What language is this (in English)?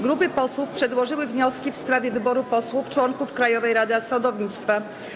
Polish